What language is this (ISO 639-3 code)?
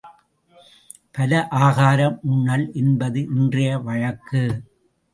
tam